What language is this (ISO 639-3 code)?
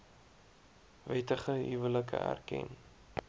afr